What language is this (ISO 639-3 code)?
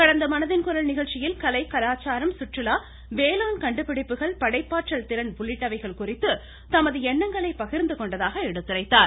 tam